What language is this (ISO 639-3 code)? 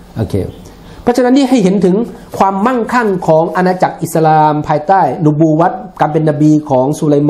tha